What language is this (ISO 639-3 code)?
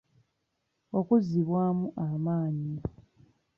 lug